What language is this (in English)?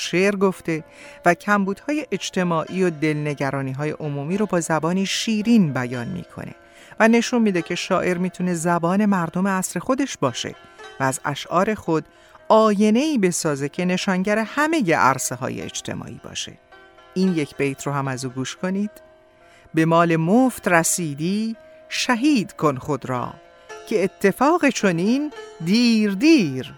Persian